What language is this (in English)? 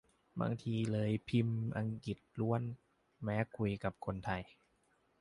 Thai